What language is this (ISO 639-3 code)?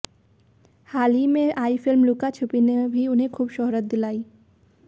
hin